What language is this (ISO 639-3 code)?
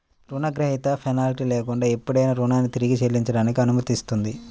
tel